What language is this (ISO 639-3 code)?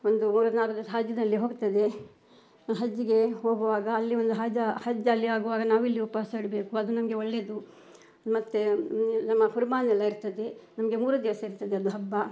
kan